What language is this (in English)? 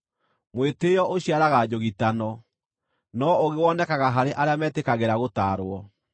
Kikuyu